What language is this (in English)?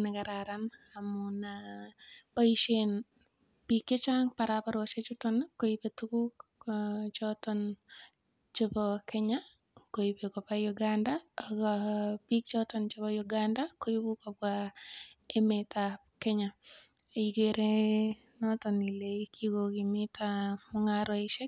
Kalenjin